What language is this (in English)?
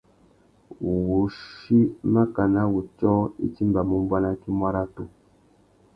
Tuki